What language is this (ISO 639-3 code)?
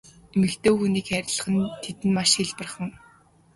mon